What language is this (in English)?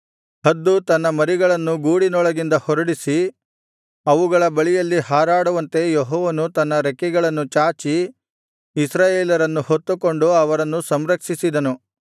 Kannada